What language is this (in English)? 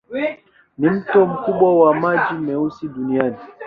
Swahili